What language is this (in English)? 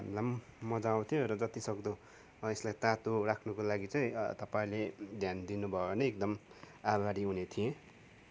Nepali